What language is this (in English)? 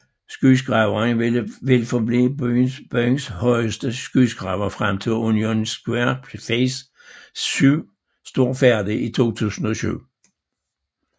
Danish